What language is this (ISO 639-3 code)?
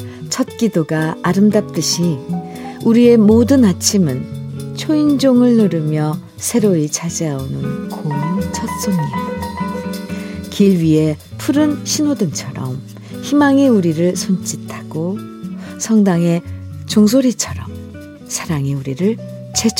kor